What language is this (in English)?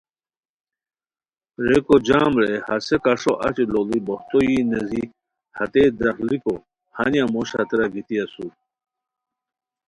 Khowar